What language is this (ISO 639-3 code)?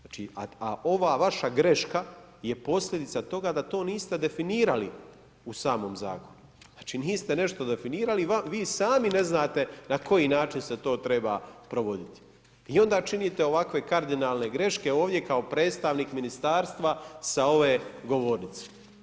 hrv